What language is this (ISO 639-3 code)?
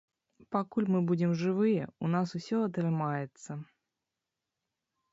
bel